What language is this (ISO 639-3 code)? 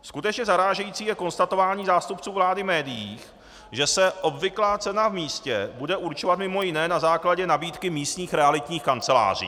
ces